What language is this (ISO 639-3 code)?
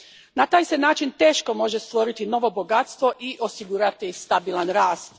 hrv